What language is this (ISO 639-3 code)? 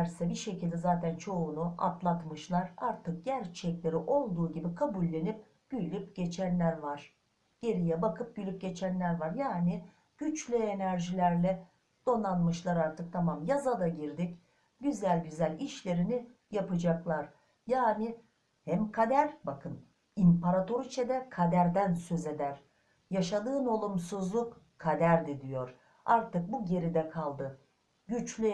tur